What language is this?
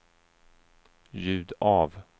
Swedish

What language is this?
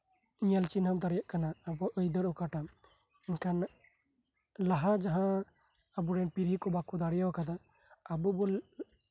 Santali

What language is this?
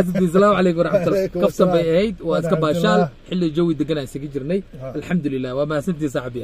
Arabic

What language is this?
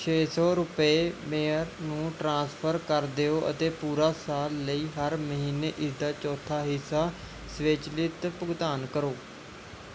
Punjabi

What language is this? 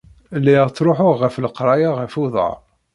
Kabyle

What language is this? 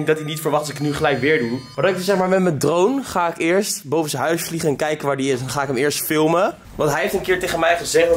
Dutch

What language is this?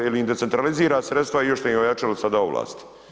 Croatian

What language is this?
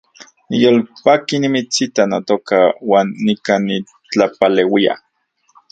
Central Puebla Nahuatl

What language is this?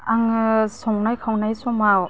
Bodo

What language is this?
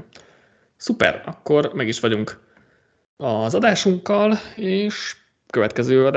Hungarian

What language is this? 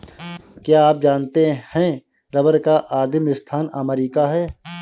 Hindi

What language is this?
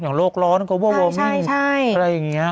Thai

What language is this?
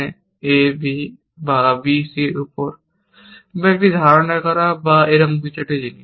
Bangla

